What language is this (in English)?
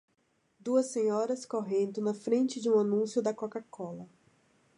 Portuguese